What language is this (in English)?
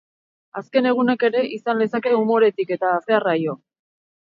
Basque